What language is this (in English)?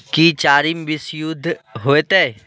Maithili